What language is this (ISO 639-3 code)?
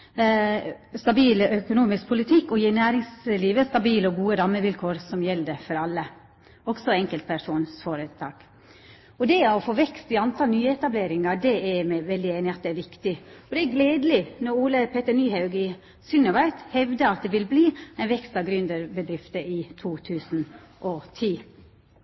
nno